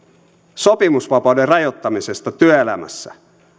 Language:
Finnish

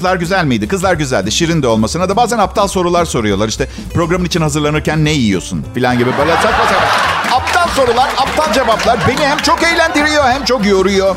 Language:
Turkish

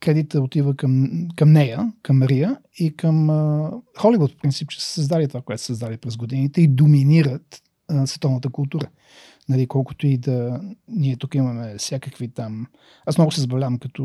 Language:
Bulgarian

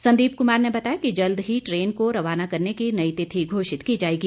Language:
Hindi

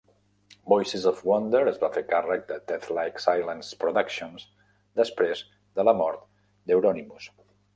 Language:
Catalan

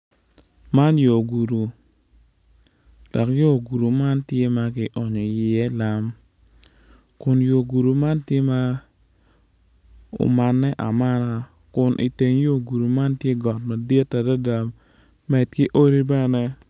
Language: Acoli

